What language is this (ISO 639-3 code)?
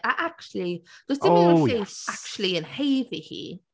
cym